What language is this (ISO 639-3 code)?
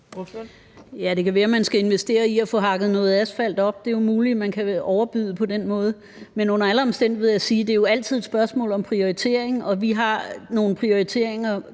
dan